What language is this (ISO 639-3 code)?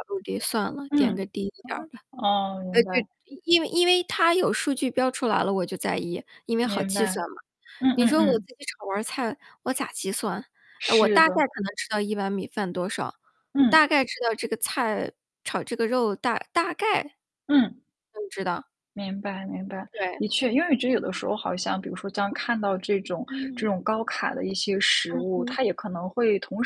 zho